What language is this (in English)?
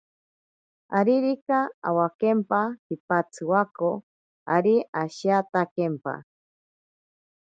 Ashéninka Perené